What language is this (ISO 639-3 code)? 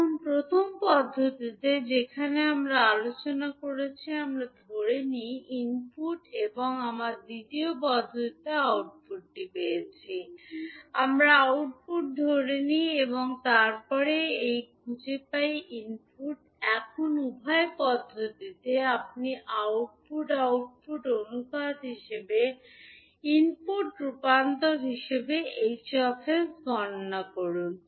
ben